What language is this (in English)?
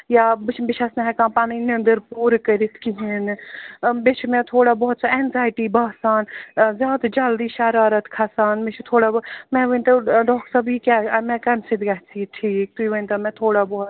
Kashmiri